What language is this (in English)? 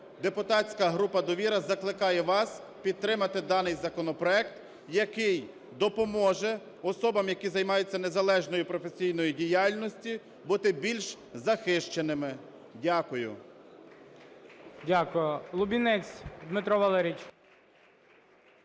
Ukrainian